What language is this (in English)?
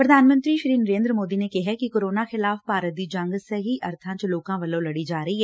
Punjabi